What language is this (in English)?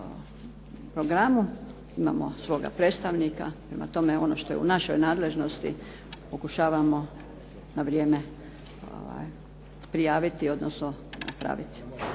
Croatian